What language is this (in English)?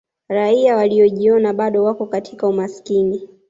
Swahili